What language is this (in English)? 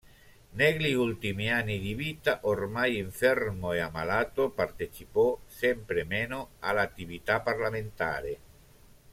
Italian